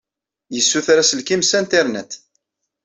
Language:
Kabyle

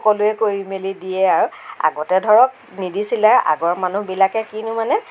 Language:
Assamese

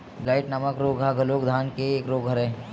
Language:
Chhattisgarhi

